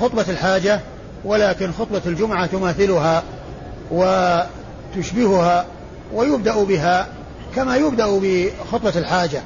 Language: Arabic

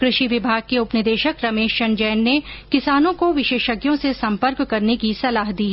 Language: Hindi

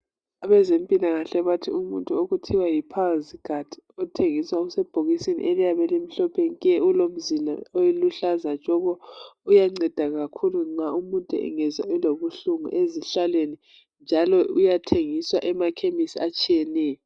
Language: North Ndebele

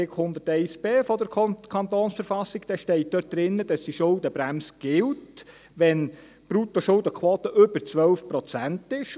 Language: Swiss German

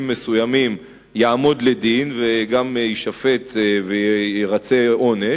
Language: Hebrew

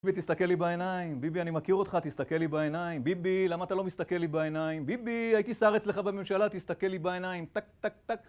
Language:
Hebrew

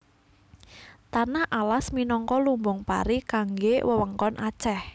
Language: Javanese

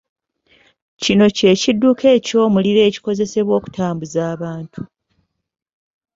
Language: Ganda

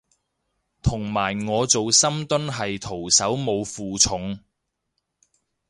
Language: Cantonese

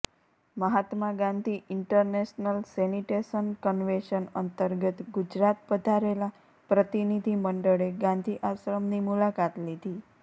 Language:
Gujarati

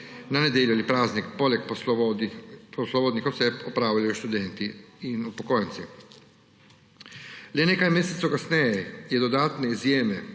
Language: Slovenian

